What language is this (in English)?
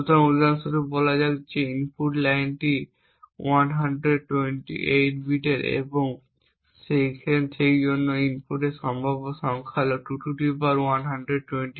Bangla